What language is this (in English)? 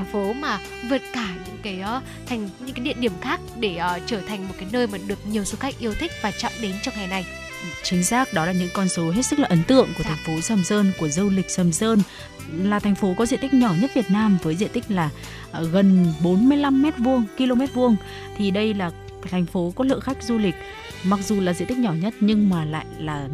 Vietnamese